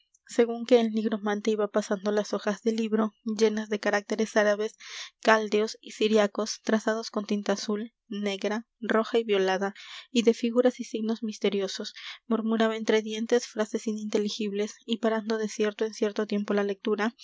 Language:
Spanish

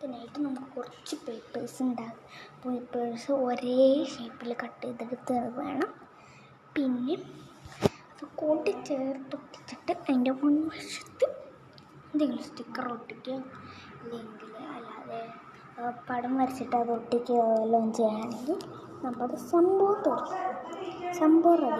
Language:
Malayalam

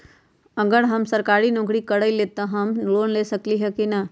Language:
Magahi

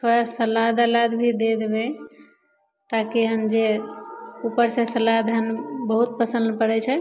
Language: Maithili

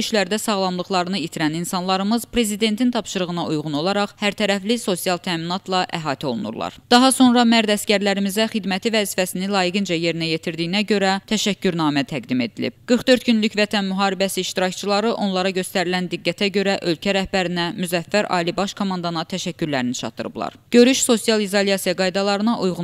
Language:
Turkish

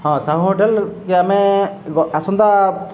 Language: Odia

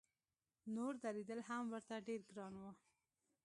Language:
Pashto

